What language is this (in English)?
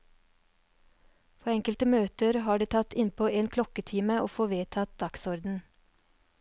Norwegian